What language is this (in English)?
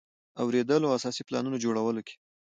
Pashto